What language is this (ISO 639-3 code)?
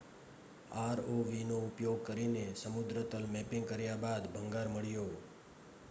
guj